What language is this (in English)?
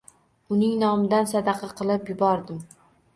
Uzbek